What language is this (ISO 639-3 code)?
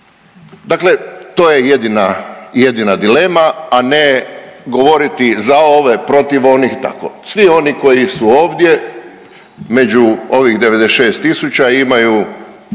hrv